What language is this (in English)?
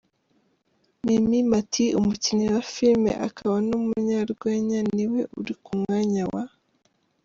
Kinyarwanda